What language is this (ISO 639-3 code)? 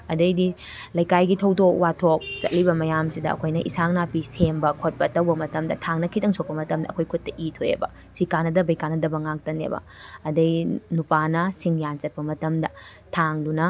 mni